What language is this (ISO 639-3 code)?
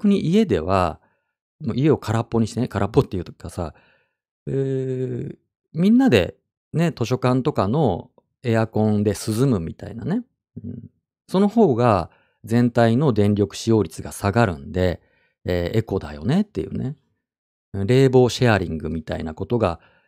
jpn